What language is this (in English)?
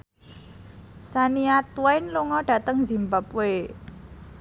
Javanese